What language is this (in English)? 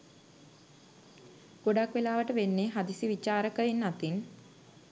Sinhala